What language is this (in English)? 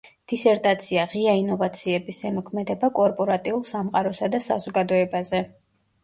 Georgian